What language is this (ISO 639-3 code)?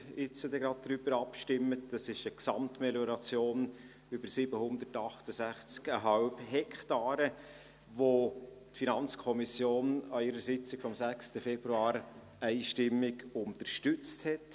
gsw